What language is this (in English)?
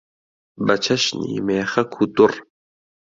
Central Kurdish